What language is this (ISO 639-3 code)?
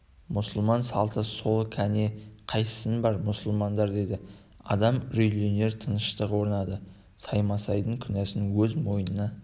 kaz